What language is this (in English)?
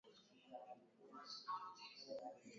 Swahili